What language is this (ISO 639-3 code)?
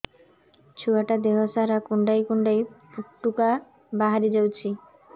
ori